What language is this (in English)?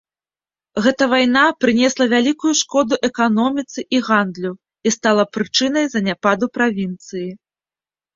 Belarusian